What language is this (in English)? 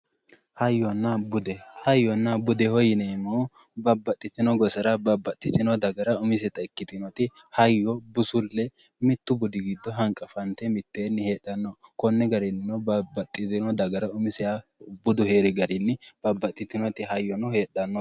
Sidamo